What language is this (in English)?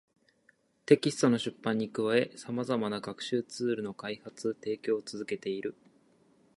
Japanese